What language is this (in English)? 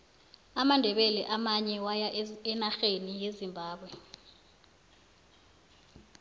South Ndebele